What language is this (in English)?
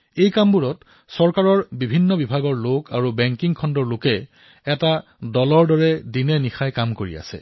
Assamese